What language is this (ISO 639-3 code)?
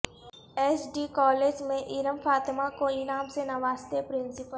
urd